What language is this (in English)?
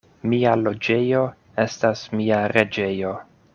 Esperanto